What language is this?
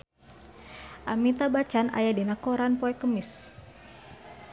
Sundanese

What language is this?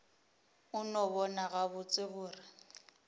Northern Sotho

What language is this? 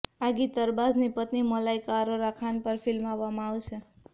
Gujarati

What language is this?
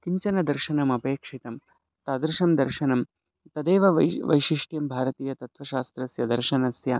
Sanskrit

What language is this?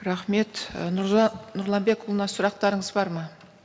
Kazakh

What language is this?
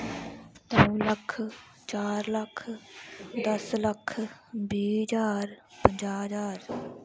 Dogri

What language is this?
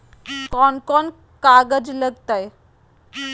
Magahi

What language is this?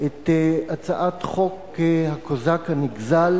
Hebrew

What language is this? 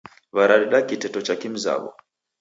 Taita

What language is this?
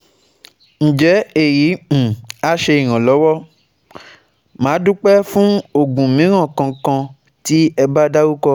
Yoruba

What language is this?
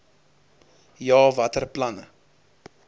Afrikaans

